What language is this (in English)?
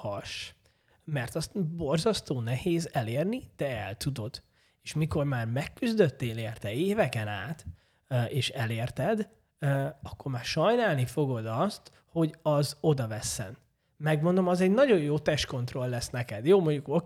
Hungarian